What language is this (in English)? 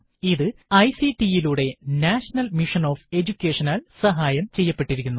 Malayalam